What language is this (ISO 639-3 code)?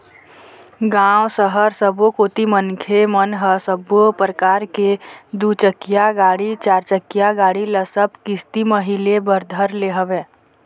hne